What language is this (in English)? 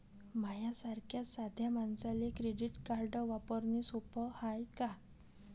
Marathi